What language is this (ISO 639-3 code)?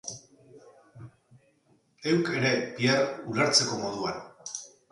eus